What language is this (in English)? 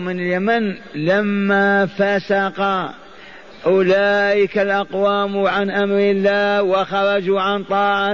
Arabic